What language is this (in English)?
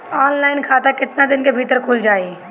Bhojpuri